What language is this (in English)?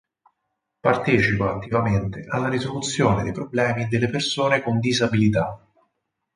Italian